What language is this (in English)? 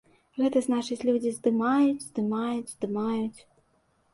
Belarusian